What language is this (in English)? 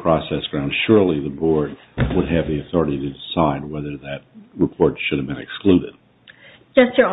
English